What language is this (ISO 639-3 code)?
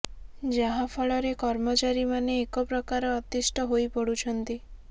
ori